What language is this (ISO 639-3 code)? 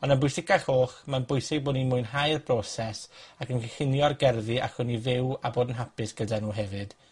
cym